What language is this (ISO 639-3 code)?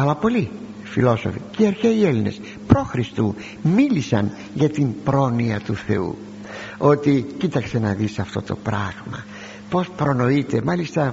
ell